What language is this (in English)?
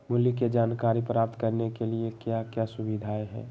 Magahi